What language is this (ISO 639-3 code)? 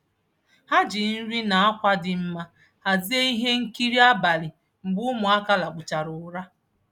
ibo